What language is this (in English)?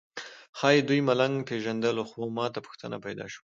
Pashto